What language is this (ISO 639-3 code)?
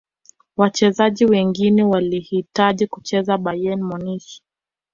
swa